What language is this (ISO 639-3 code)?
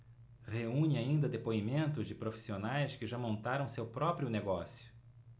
por